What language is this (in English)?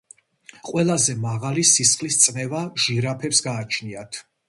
Georgian